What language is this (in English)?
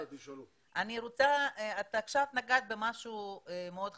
Hebrew